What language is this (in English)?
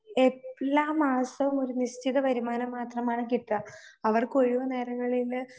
Malayalam